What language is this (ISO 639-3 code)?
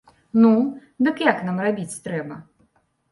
bel